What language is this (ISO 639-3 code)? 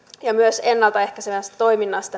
fin